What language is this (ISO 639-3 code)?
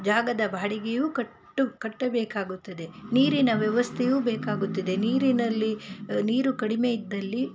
kan